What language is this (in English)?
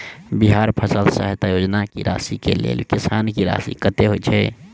Maithili